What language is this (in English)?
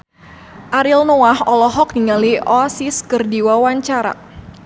Sundanese